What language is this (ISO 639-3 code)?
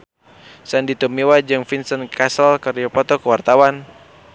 sun